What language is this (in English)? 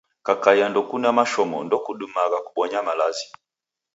Taita